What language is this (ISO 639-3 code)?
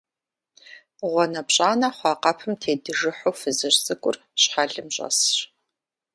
kbd